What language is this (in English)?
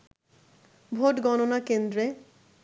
Bangla